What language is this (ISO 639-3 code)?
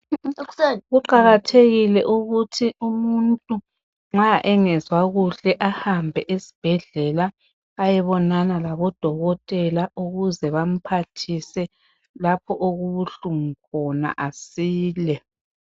nde